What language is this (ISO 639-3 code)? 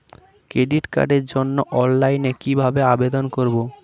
ben